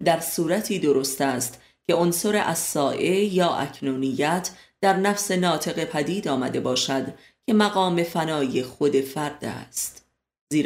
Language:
Persian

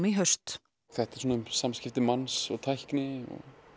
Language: Icelandic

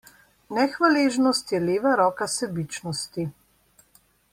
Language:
Slovenian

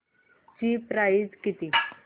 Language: Marathi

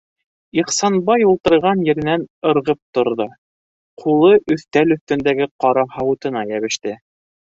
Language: Bashkir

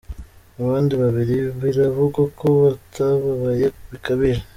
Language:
Kinyarwanda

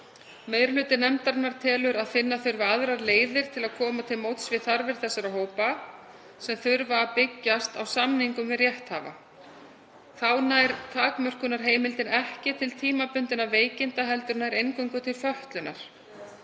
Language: Icelandic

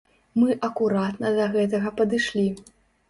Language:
Belarusian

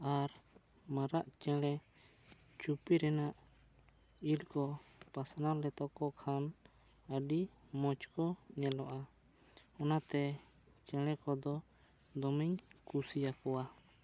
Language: Santali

